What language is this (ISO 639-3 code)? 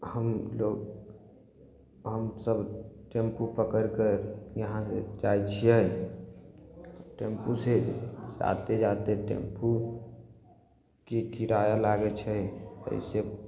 mai